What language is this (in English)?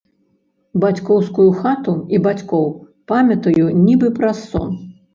Belarusian